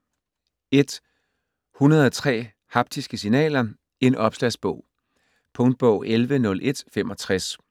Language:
Danish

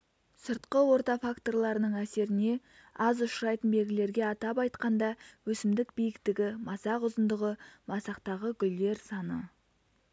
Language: Kazakh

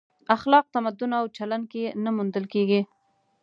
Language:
Pashto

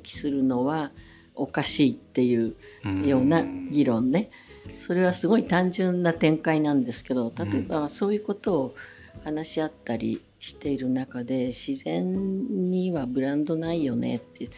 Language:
Japanese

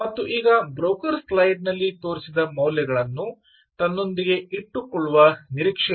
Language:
Kannada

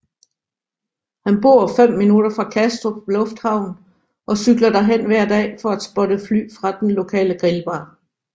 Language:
Danish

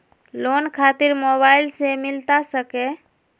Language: Magahi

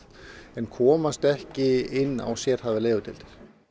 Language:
Icelandic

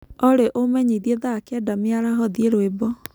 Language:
Kikuyu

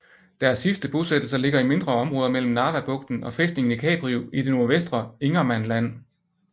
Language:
Danish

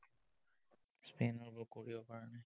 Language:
Assamese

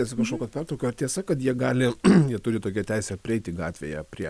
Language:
Lithuanian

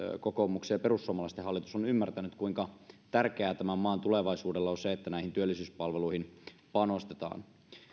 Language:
Finnish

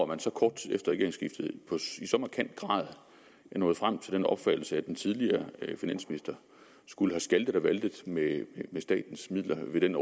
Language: Danish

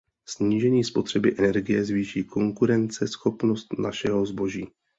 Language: Czech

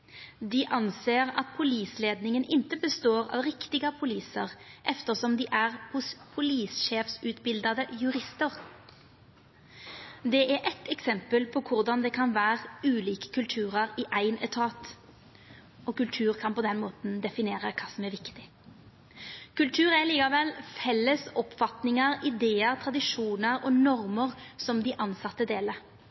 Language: Norwegian Nynorsk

